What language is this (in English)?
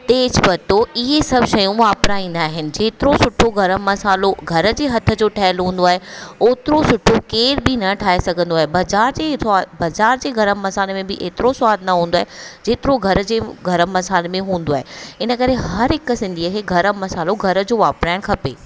Sindhi